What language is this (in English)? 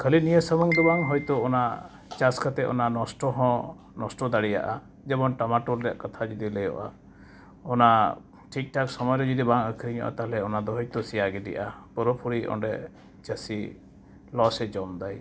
Santali